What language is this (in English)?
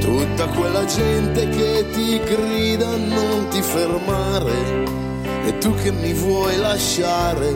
Italian